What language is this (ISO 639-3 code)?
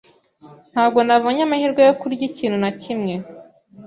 kin